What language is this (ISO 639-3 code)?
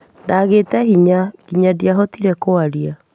kik